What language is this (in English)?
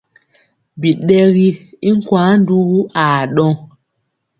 Mpiemo